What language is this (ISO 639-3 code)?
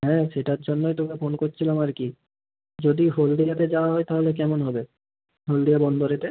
ben